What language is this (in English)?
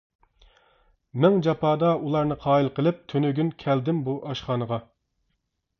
Uyghur